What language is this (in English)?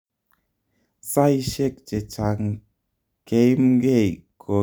Kalenjin